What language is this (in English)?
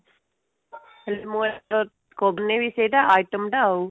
Odia